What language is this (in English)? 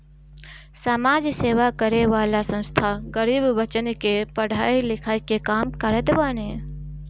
Bhojpuri